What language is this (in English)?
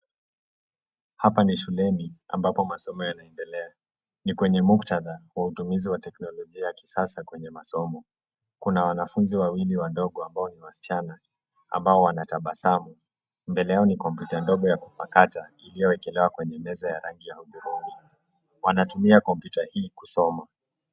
Swahili